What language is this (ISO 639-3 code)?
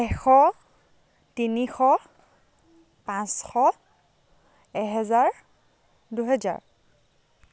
asm